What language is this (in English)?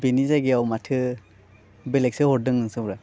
Bodo